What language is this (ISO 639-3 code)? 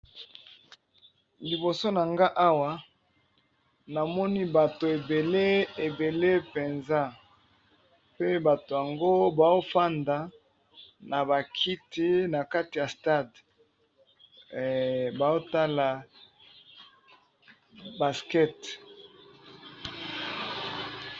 lin